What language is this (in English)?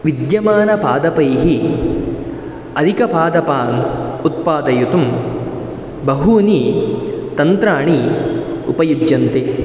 Sanskrit